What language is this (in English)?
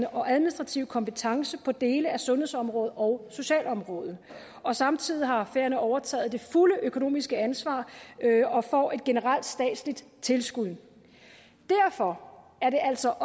Danish